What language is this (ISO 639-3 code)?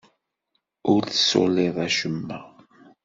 kab